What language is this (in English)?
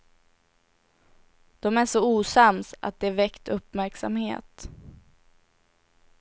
Swedish